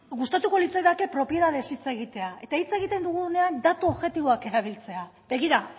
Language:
Basque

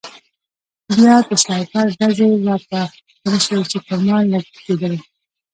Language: Pashto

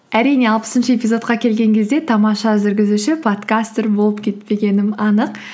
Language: Kazakh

